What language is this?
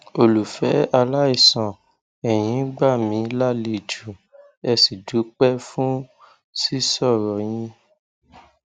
Yoruba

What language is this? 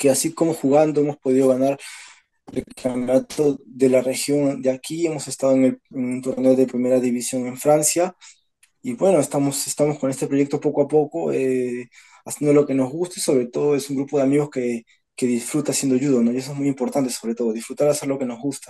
Spanish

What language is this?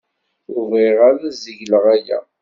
Kabyle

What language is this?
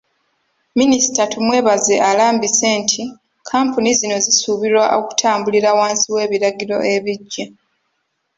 Ganda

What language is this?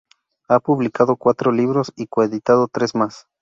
Spanish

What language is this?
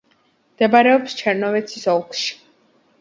Georgian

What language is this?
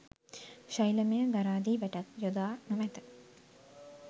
Sinhala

